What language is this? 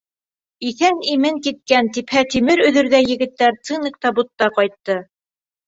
Bashkir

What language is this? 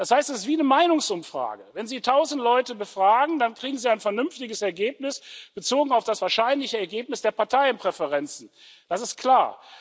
German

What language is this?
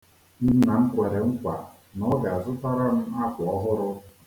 Igbo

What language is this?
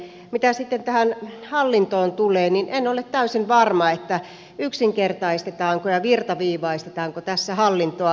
Finnish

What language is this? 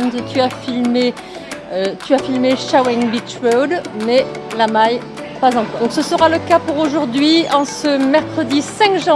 French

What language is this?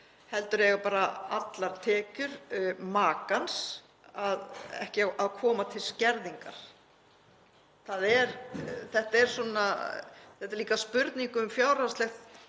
Icelandic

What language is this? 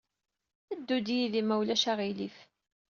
Kabyle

